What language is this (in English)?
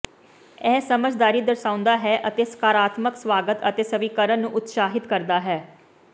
Punjabi